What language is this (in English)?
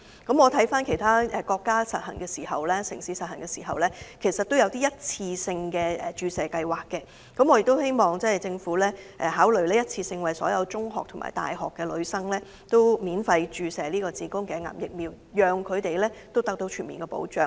Cantonese